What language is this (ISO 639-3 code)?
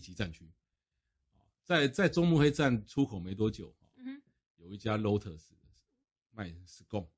zho